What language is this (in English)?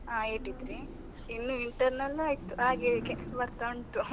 Kannada